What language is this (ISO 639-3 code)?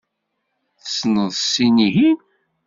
kab